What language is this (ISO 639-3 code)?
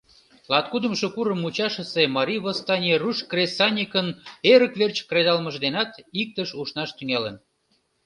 chm